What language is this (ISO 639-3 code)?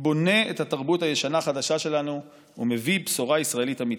heb